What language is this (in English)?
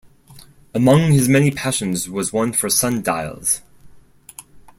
English